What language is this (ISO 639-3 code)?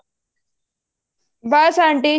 pan